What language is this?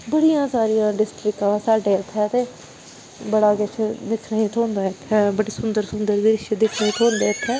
Dogri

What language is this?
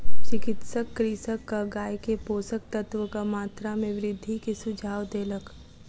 Maithili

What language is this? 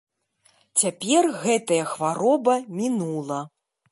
Belarusian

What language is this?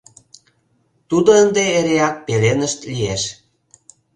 Mari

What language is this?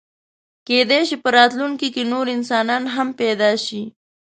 Pashto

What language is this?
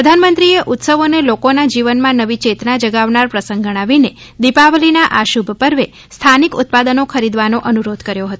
Gujarati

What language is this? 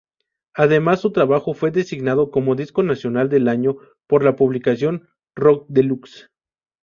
Spanish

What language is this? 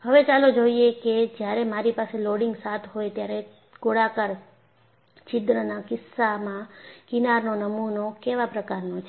Gujarati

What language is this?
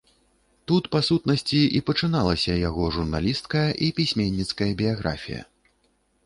Belarusian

